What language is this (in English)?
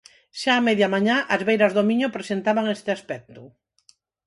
Galician